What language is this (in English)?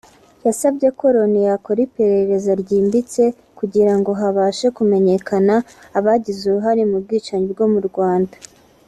Kinyarwanda